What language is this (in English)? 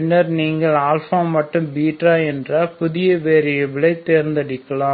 Tamil